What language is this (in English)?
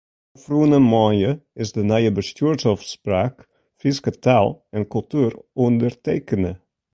Western Frisian